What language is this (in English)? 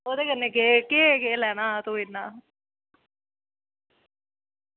Dogri